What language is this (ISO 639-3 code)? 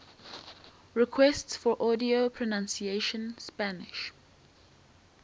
eng